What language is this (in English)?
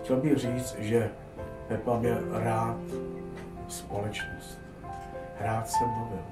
Czech